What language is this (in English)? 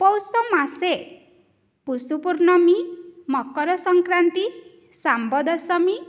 Sanskrit